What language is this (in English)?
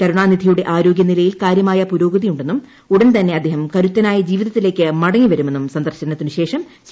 Malayalam